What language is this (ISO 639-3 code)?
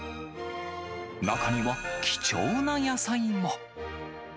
jpn